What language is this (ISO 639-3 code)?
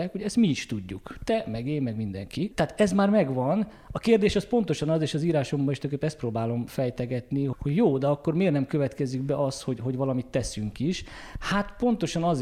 hun